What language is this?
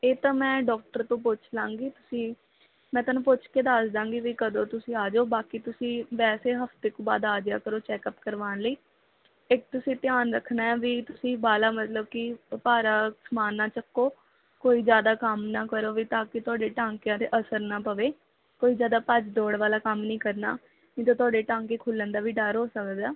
Punjabi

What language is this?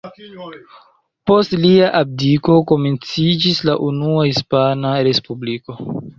Esperanto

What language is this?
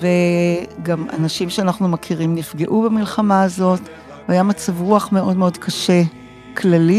Hebrew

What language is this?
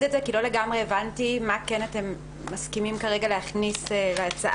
Hebrew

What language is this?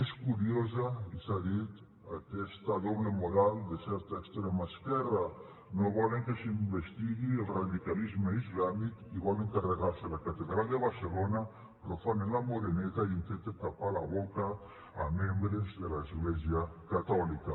Catalan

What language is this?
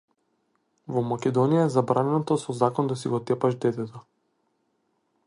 Macedonian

